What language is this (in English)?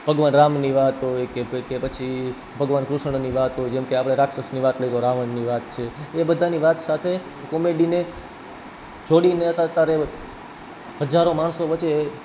Gujarati